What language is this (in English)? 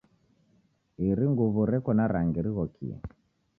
Taita